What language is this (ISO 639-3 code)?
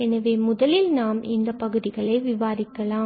tam